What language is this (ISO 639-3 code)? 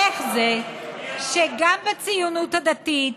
heb